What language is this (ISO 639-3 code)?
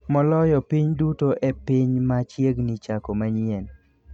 luo